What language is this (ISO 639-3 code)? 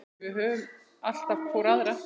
isl